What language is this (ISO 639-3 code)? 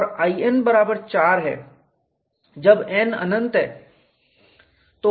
hin